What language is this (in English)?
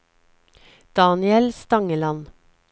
Norwegian